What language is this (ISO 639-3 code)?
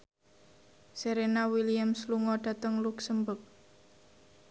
jav